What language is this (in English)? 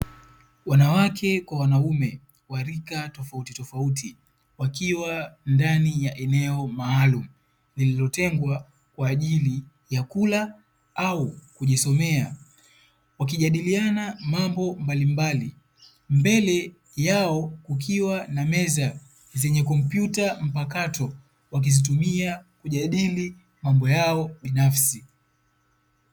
Swahili